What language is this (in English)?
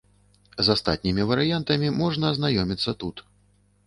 Belarusian